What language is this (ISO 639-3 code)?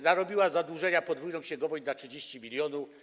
pol